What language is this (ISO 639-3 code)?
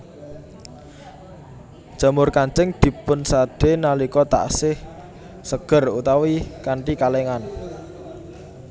jav